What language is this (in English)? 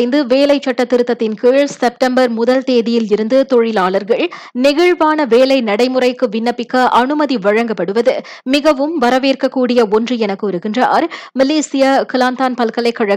Tamil